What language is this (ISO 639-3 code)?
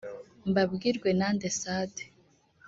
kin